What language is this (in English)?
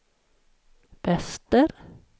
Swedish